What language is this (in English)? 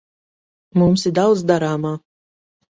Latvian